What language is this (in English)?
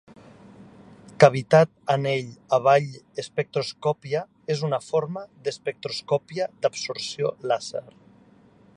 Catalan